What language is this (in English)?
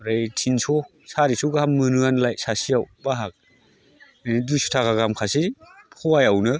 Bodo